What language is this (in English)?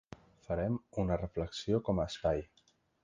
Catalan